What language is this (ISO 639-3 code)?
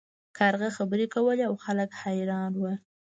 pus